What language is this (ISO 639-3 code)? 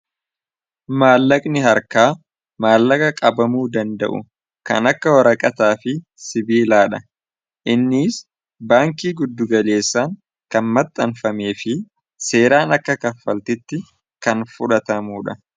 orm